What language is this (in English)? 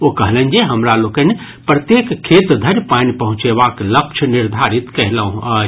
Maithili